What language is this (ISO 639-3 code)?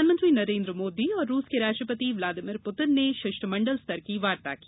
hin